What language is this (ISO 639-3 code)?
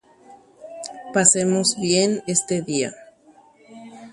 grn